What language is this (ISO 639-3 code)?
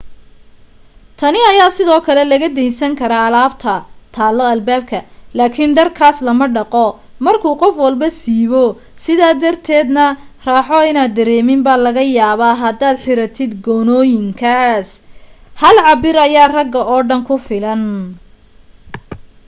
som